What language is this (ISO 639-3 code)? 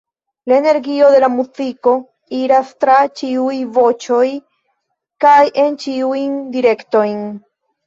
epo